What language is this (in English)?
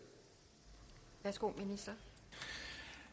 Danish